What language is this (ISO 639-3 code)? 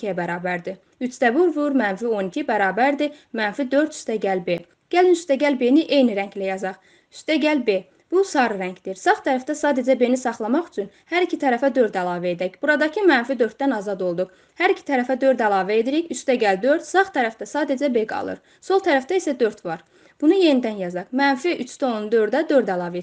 tur